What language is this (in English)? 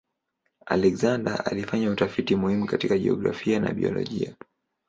Swahili